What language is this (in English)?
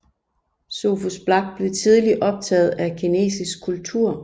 Danish